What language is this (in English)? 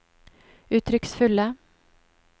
Norwegian